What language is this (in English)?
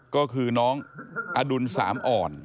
Thai